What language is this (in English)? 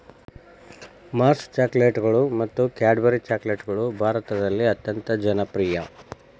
Kannada